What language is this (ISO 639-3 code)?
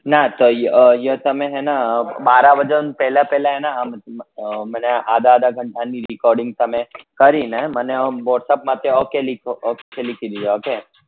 guj